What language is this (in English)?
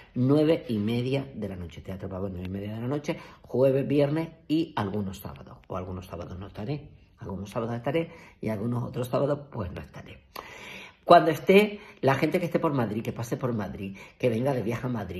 Spanish